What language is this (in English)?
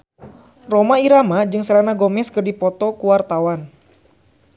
Sundanese